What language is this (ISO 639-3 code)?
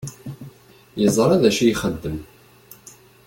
kab